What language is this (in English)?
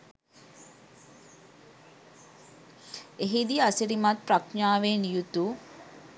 Sinhala